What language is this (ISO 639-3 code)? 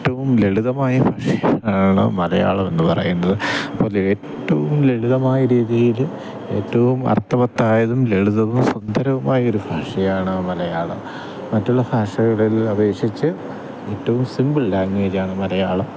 mal